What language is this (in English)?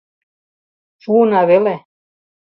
Mari